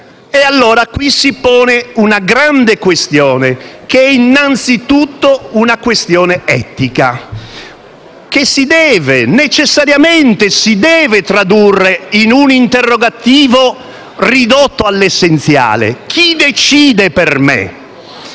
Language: Italian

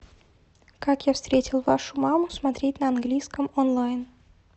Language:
Russian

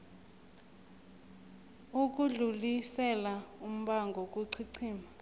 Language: South Ndebele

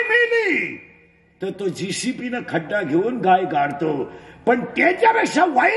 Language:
Marathi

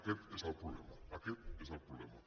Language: Catalan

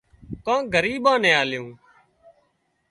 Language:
Wadiyara Koli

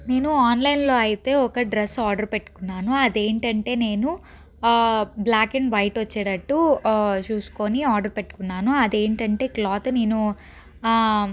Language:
Telugu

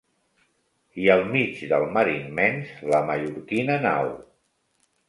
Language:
Catalan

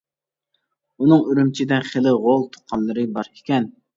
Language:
Uyghur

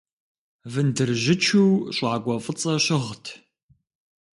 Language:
Kabardian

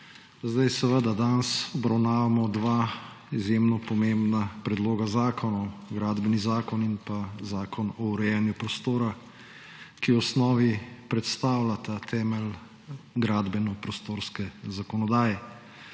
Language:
Slovenian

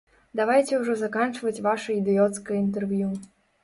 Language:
Belarusian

